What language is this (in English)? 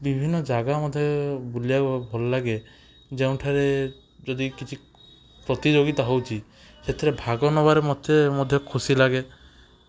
Odia